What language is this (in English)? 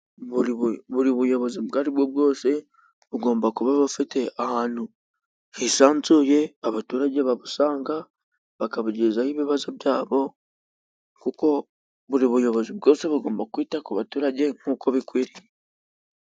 Kinyarwanda